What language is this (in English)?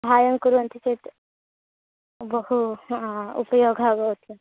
Sanskrit